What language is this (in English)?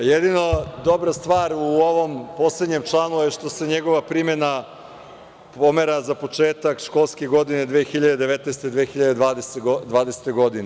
Serbian